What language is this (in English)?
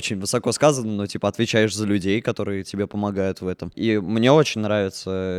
Russian